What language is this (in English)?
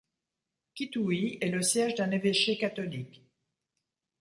French